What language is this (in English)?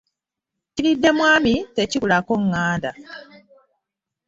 Ganda